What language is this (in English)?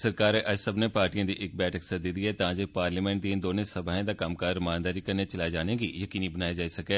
Dogri